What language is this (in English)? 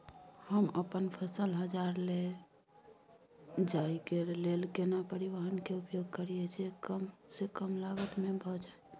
Maithili